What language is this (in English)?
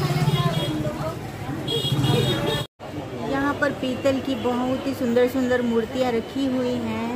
Hindi